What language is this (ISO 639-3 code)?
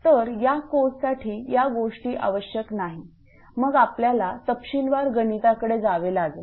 mar